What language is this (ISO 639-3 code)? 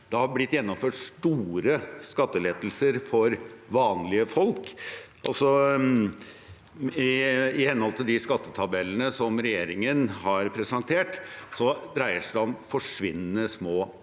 nor